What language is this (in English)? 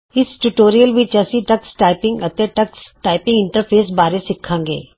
Punjabi